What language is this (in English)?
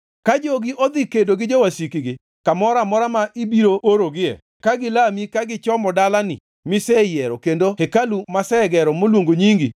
Luo (Kenya and Tanzania)